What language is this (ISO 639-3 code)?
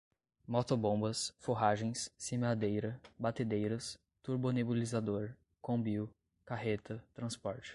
por